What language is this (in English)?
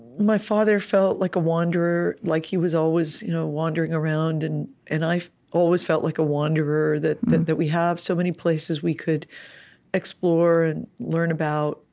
English